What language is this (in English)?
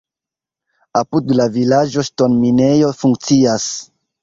Esperanto